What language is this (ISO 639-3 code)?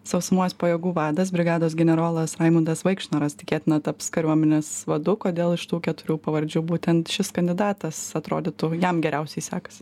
lit